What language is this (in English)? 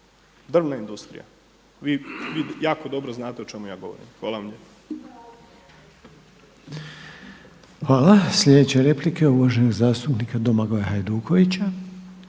Croatian